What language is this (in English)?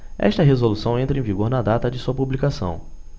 Portuguese